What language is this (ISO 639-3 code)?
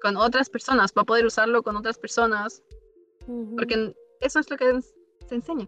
spa